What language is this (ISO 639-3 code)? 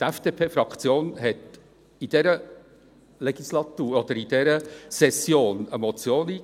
gsw